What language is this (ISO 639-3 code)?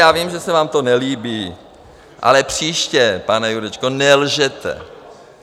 ces